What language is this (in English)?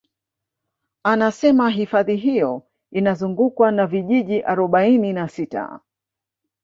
Swahili